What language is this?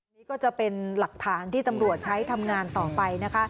Thai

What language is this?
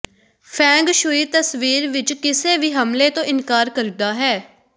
Punjabi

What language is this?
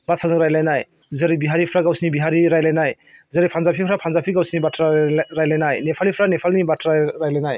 Bodo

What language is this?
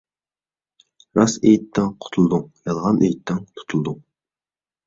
Uyghur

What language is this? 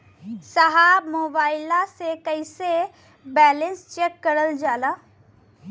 Bhojpuri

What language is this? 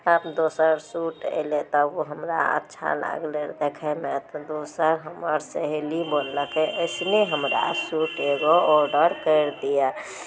Maithili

